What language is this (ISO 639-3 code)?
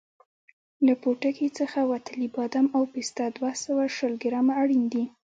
pus